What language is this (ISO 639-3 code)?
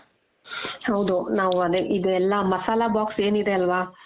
kan